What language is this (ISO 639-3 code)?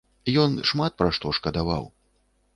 bel